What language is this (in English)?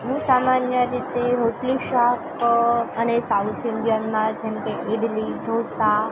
Gujarati